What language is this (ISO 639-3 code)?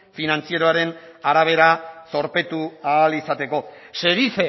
eus